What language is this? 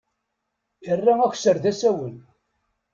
Kabyle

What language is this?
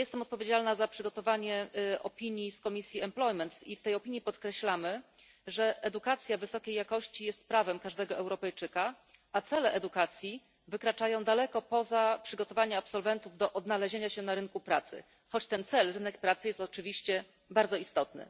Polish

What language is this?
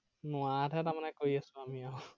Assamese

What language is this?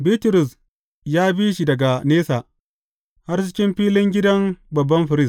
Hausa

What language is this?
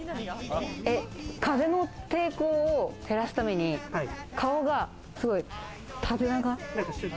Japanese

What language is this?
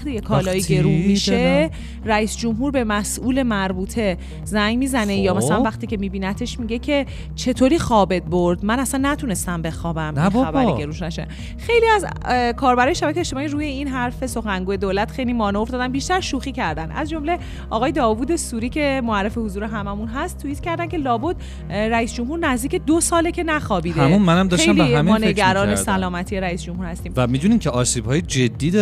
Persian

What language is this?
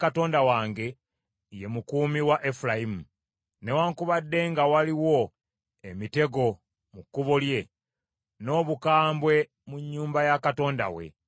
Ganda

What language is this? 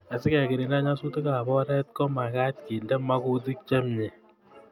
Kalenjin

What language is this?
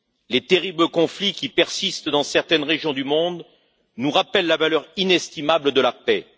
French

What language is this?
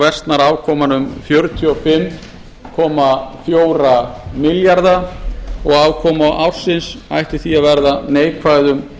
Icelandic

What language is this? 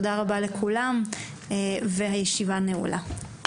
Hebrew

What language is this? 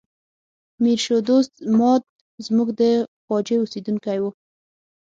Pashto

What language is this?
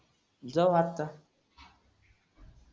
Marathi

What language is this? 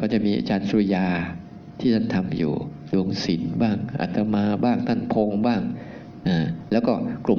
Thai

